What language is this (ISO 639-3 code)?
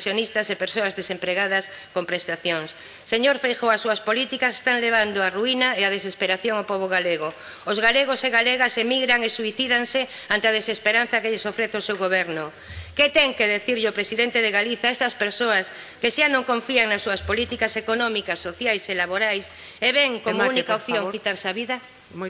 spa